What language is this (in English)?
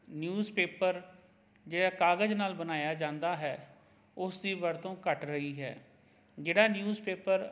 Punjabi